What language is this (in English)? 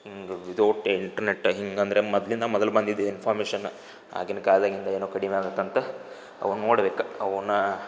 Kannada